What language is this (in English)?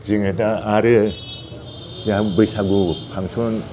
Bodo